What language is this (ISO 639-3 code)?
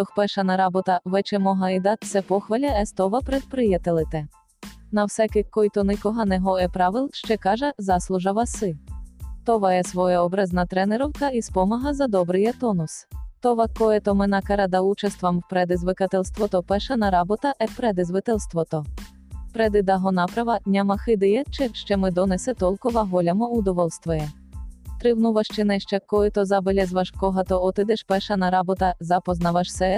bul